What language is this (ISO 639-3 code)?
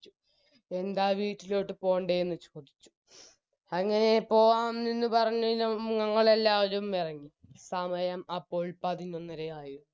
mal